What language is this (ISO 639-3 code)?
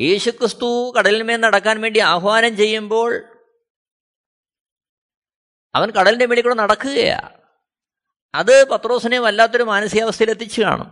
mal